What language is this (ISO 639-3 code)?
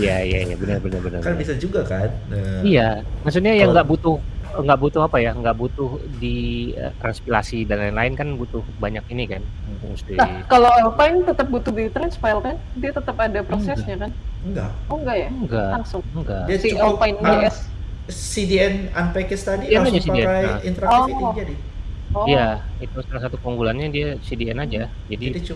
ind